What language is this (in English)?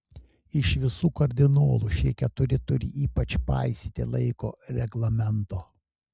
Lithuanian